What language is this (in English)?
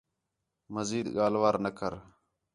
Khetrani